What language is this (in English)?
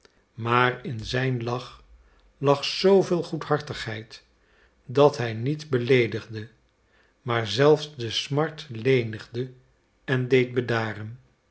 Dutch